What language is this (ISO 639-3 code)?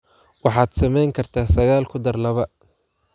som